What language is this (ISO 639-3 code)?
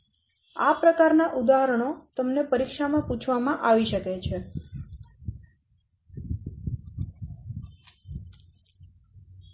guj